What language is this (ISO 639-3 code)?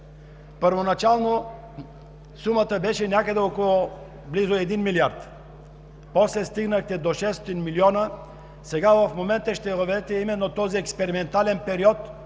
bul